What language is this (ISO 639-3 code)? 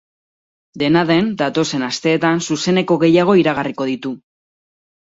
eus